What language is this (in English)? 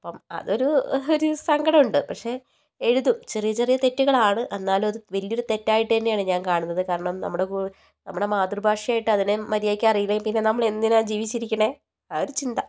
Malayalam